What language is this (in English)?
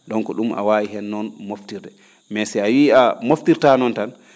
Fula